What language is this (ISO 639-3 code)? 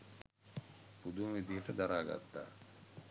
sin